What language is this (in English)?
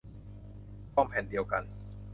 Thai